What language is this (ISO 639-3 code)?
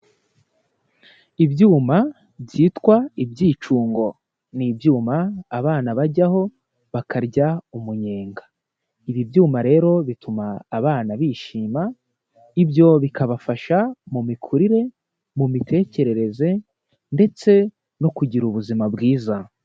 kin